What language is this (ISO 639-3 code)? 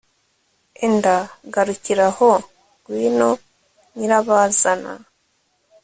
kin